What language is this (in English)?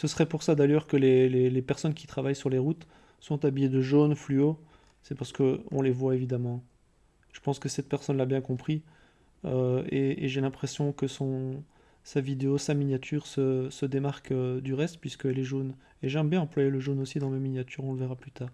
French